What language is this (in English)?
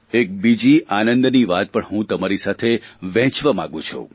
Gujarati